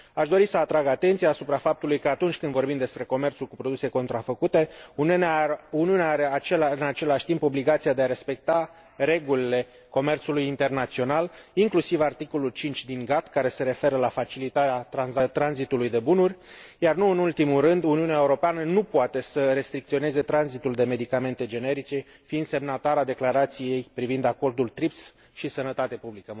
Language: Romanian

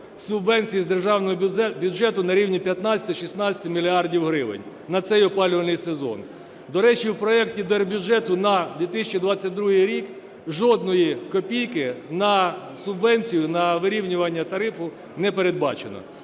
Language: Ukrainian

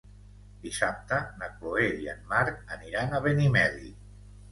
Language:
Catalan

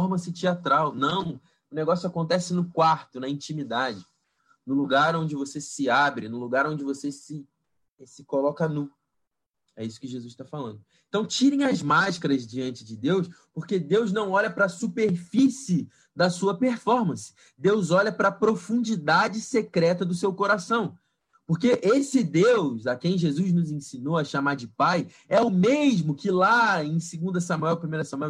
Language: Portuguese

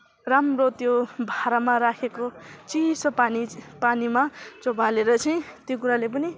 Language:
Nepali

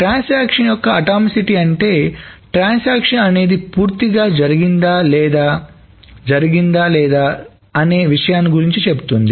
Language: Telugu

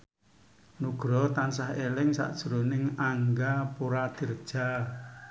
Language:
Javanese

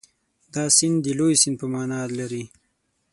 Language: Pashto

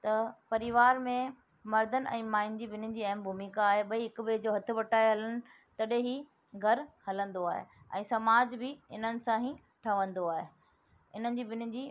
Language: Sindhi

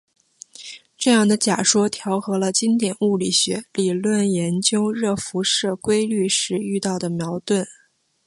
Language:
Chinese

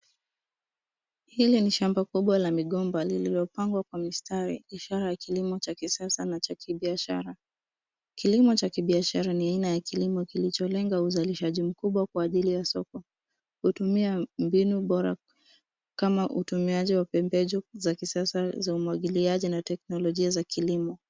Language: Swahili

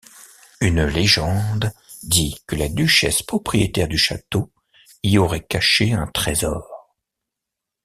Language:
French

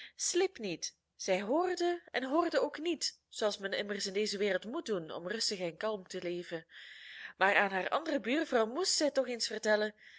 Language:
Dutch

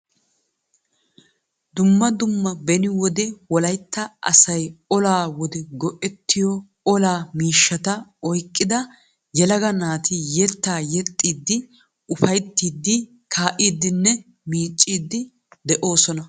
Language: Wolaytta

